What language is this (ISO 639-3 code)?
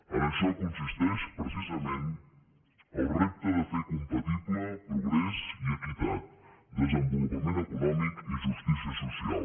cat